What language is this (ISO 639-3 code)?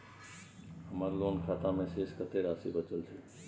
mai